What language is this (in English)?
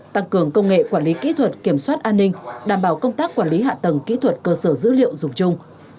Vietnamese